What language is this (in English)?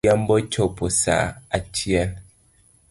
Luo (Kenya and Tanzania)